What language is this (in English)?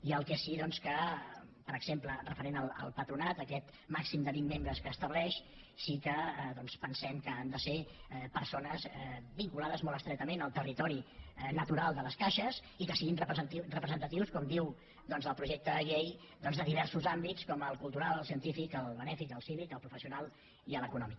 Catalan